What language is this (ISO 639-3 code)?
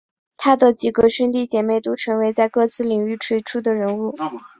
zho